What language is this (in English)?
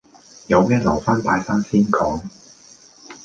Cantonese